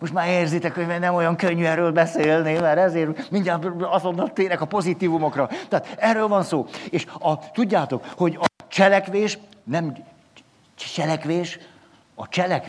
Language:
Hungarian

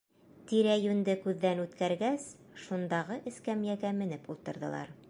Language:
Bashkir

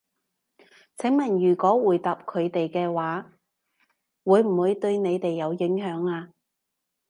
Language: Cantonese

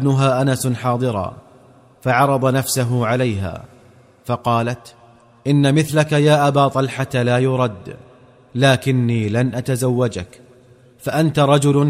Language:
Arabic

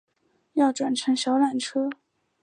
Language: Chinese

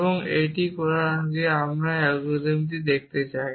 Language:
Bangla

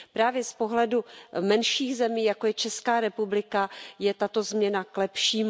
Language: Czech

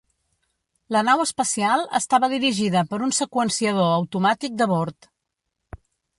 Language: Catalan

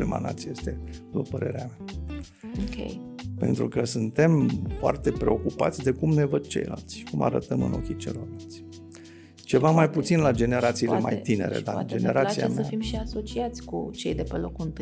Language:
Romanian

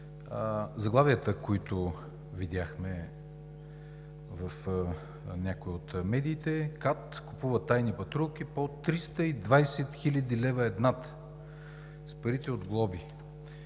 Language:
Bulgarian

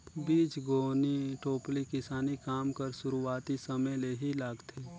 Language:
Chhattisgarhi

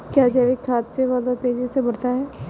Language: Hindi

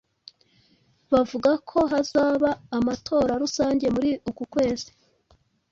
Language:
Kinyarwanda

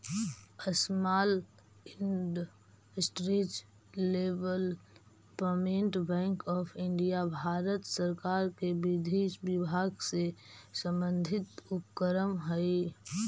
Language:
Magahi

